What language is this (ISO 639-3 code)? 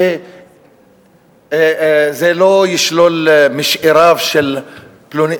heb